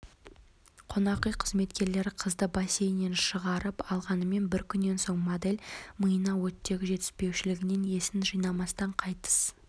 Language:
Kazakh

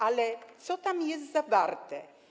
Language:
Polish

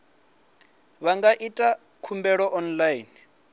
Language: Venda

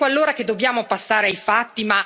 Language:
Italian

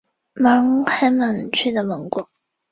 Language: Chinese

